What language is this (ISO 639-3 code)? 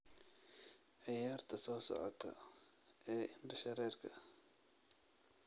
som